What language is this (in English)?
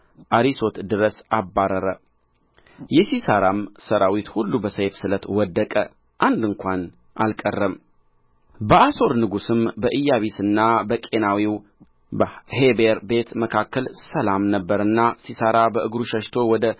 Amharic